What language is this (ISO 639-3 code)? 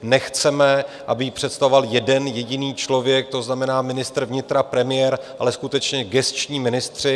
ces